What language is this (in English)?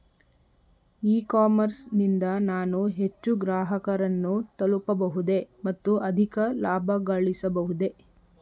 Kannada